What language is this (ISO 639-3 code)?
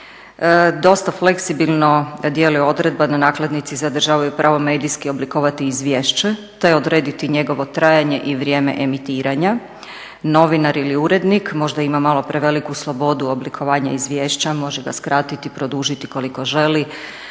hrv